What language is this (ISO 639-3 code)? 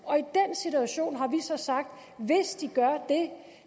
dan